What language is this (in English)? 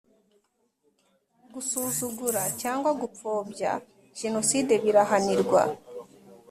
Kinyarwanda